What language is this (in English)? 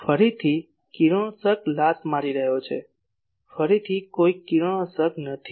Gujarati